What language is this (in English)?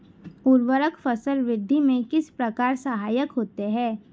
Hindi